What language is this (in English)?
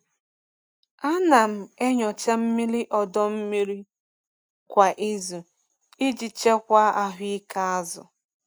Igbo